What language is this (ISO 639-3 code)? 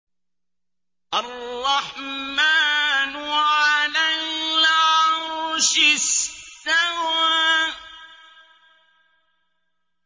ara